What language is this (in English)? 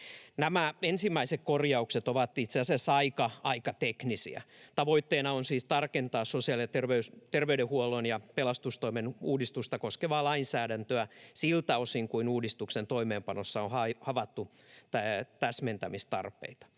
Finnish